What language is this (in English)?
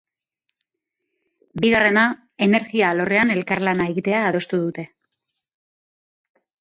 Basque